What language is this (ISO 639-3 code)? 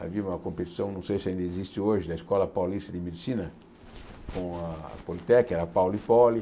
por